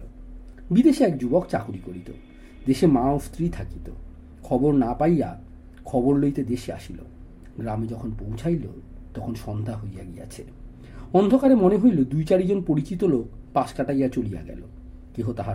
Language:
Bangla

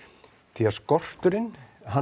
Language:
Icelandic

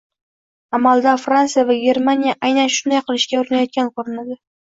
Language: Uzbek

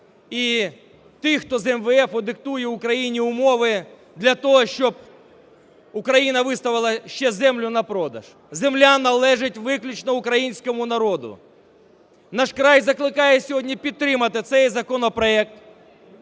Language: Ukrainian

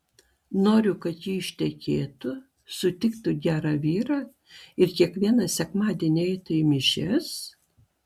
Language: Lithuanian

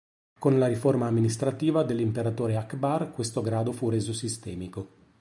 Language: Italian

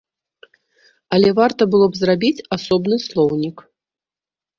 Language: Belarusian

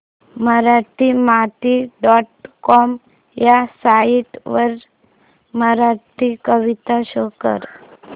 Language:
Marathi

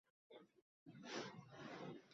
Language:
Uzbek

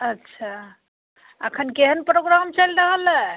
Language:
Maithili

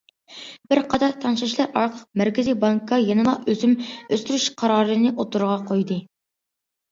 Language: Uyghur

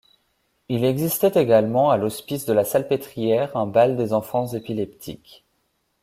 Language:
French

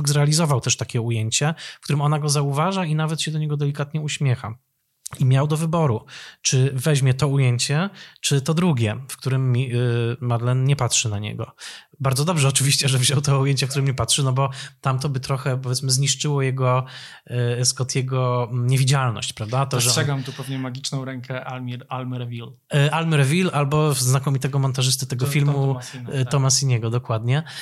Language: Polish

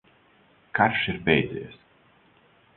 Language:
Latvian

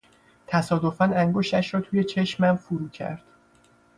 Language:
Persian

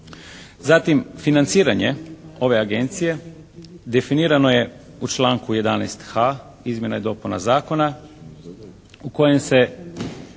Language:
Croatian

